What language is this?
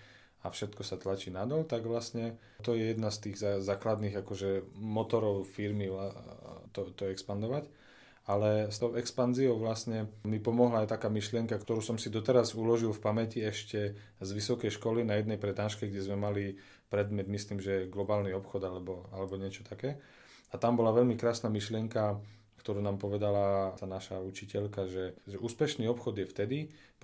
Slovak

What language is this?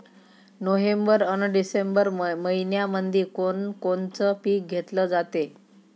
Marathi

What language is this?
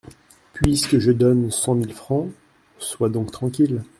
French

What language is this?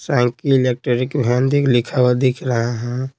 Hindi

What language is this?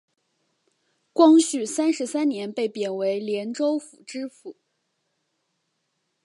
Chinese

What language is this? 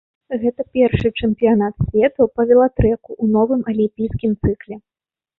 Belarusian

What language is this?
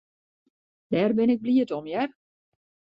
Western Frisian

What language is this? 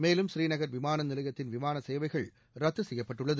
Tamil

